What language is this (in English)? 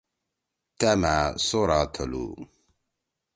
Torwali